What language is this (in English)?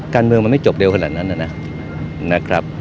Thai